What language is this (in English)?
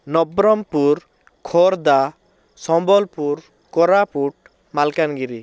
Odia